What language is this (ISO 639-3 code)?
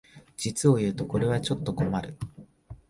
jpn